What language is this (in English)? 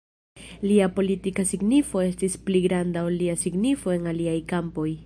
Esperanto